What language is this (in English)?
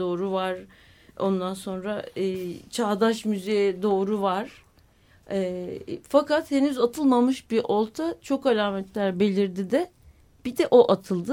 Turkish